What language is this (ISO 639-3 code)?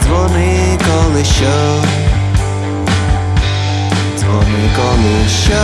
ukr